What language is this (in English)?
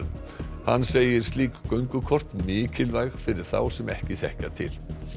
Icelandic